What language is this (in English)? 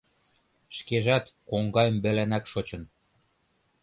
Mari